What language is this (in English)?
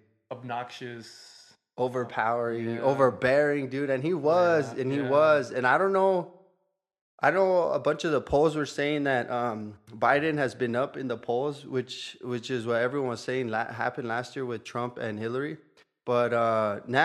English